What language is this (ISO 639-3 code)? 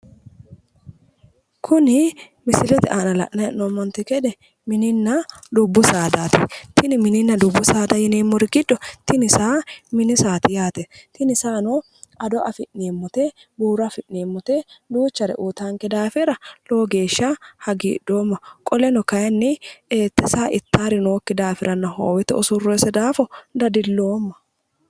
sid